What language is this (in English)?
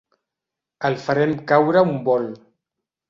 Catalan